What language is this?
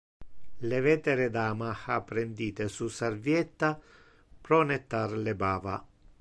Interlingua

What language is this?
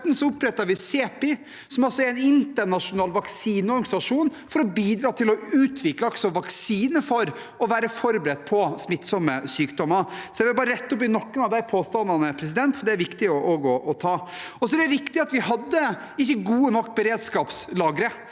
Norwegian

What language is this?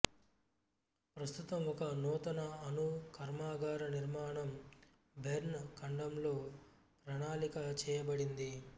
Telugu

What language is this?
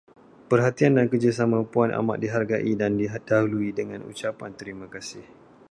Malay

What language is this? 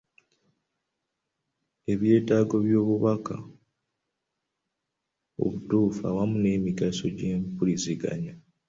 Ganda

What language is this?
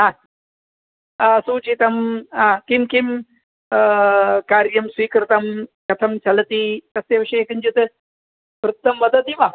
Sanskrit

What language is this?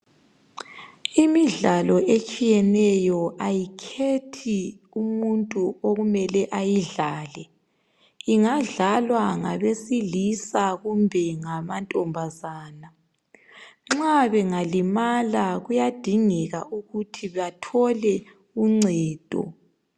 North Ndebele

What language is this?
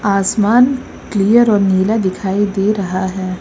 Hindi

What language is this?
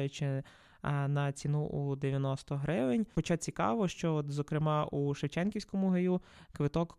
Ukrainian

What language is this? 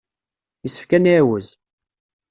Kabyle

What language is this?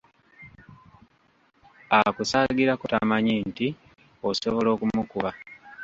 Ganda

